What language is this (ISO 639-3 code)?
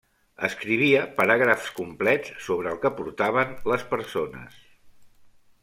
cat